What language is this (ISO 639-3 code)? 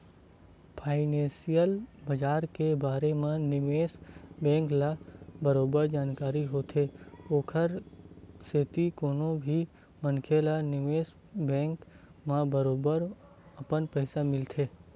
hne